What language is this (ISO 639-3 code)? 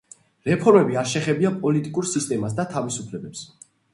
kat